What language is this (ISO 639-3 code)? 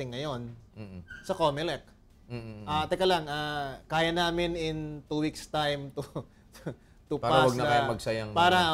fil